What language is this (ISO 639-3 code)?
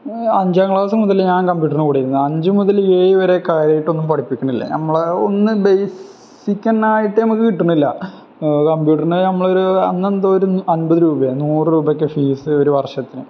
mal